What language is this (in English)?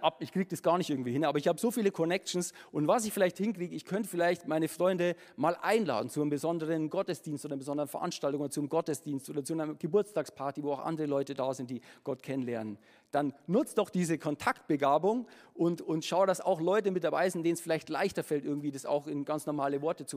German